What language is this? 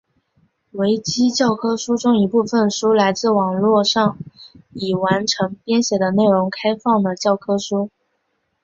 Chinese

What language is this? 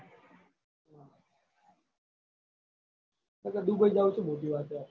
Gujarati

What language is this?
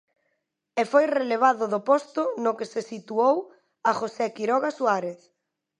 Galician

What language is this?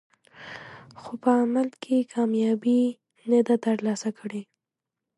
Pashto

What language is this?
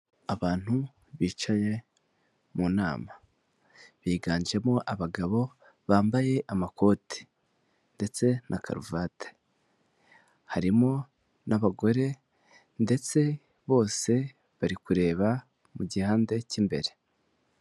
Kinyarwanda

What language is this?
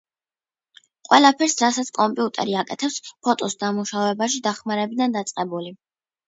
Georgian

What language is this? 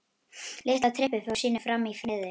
Icelandic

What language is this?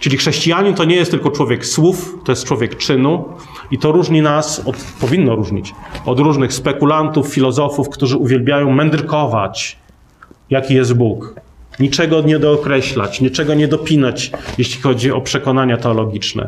Polish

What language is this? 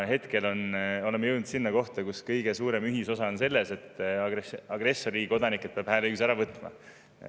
Estonian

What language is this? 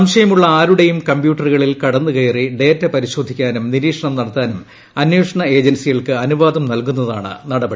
Malayalam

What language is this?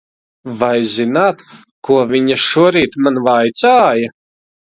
Latvian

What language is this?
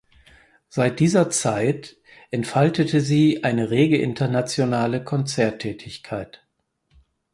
German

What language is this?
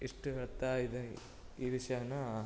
Kannada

